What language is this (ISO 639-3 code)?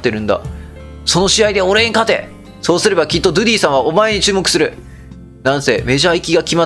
jpn